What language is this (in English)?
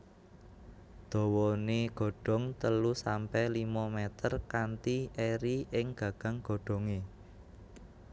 Javanese